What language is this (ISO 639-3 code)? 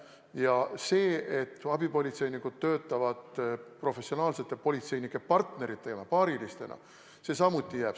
est